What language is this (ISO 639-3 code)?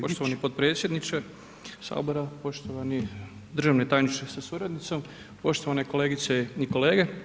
hrv